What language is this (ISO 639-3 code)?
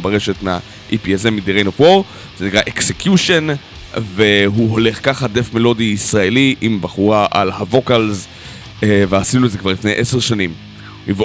heb